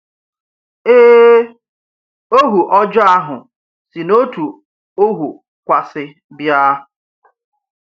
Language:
Igbo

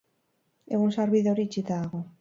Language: Basque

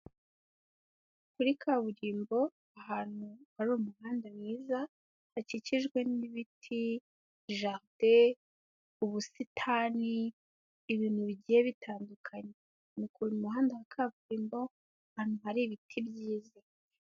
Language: Kinyarwanda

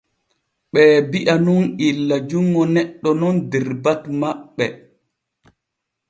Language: Borgu Fulfulde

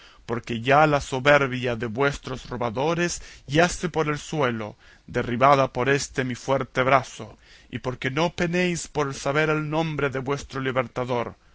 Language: Spanish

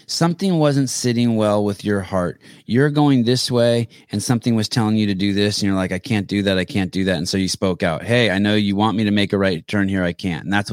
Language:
English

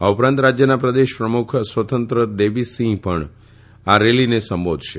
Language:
Gujarati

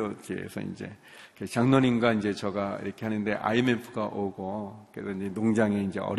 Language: Korean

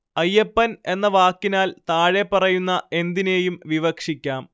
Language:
Malayalam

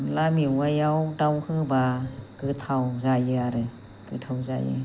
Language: Bodo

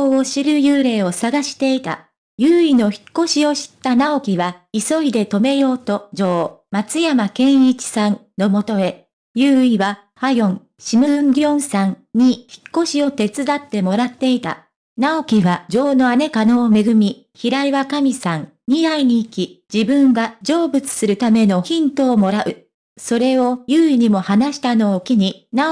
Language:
Japanese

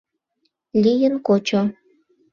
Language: Mari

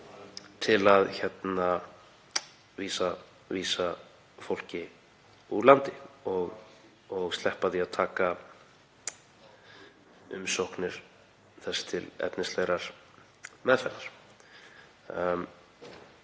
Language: Icelandic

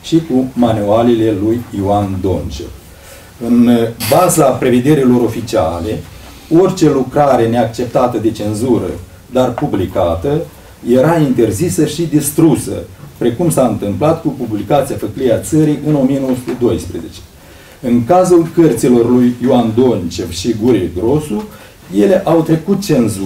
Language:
Romanian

